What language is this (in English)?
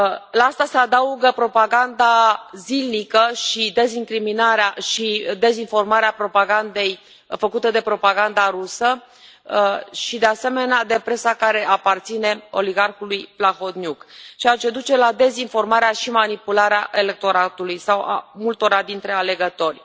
Romanian